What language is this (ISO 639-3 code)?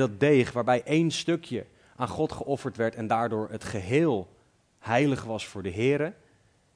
nld